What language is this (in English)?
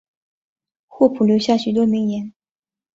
Chinese